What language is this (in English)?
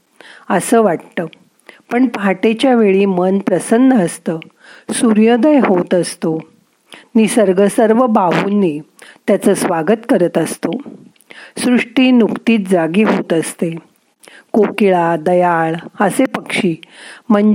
Marathi